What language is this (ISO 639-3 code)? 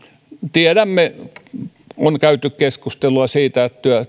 fin